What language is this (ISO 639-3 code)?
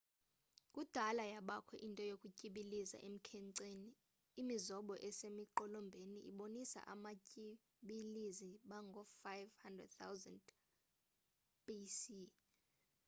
xho